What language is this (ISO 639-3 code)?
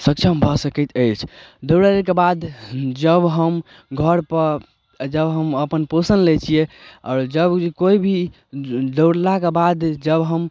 mai